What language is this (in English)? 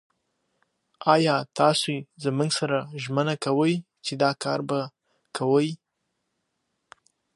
Pashto